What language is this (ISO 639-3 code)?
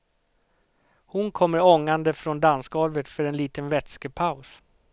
swe